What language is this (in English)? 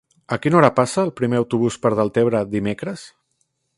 Catalan